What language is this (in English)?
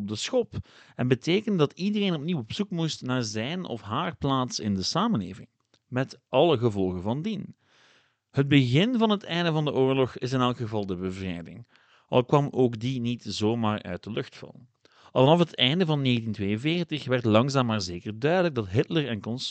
Dutch